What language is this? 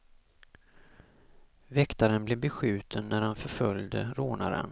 Swedish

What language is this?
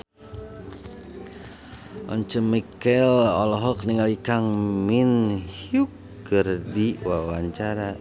Sundanese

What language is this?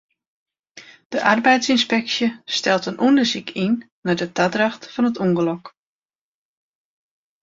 Western Frisian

